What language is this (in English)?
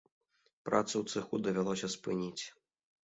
Belarusian